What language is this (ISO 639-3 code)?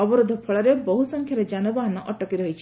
ori